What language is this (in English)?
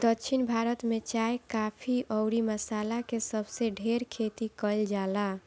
Bhojpuri